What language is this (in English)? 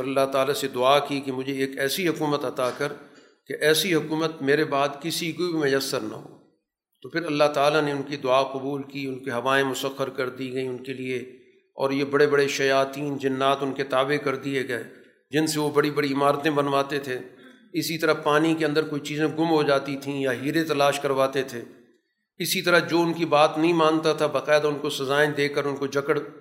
Urdu